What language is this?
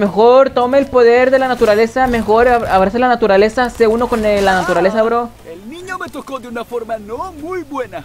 Spanish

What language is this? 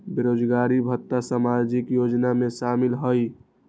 Magahi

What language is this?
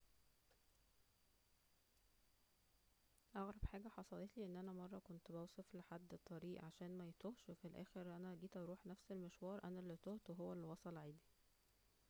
Egyptian Arabic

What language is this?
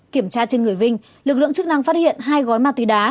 Vietnamese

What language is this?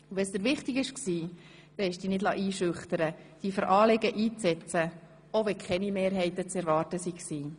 Swiss German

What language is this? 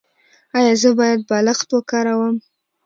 Pashto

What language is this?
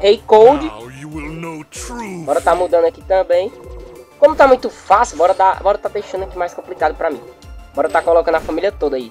Portuguese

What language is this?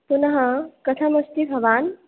Sanskrit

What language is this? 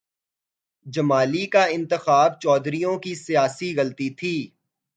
Urdu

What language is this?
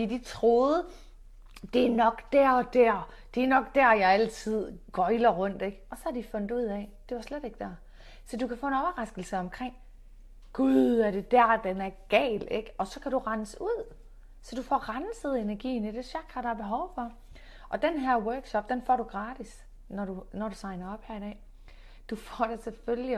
Danish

